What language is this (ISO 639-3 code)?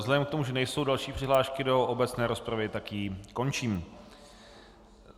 ces